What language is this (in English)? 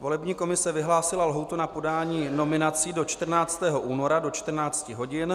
Czech